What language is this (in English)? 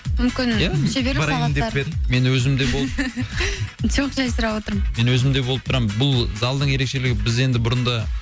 Kazakh